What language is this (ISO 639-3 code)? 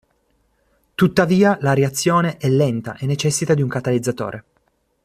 ita